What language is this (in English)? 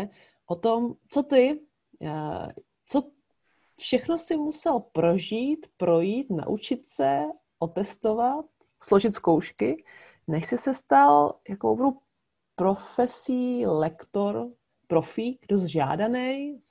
Czech